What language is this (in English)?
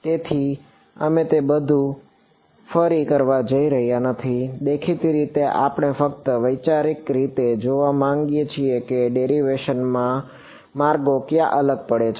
Gujarati